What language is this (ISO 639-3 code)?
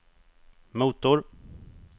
swe